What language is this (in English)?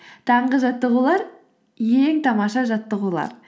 Kazakh